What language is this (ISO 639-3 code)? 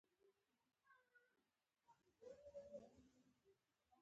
pus